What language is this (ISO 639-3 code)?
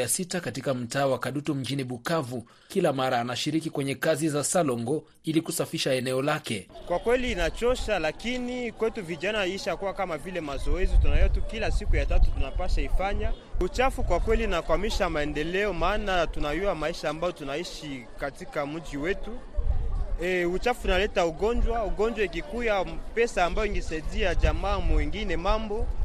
swa